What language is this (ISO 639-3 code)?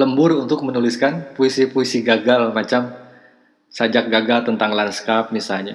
ind